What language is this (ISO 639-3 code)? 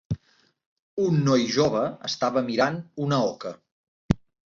cat